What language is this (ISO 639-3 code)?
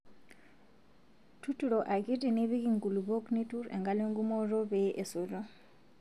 mas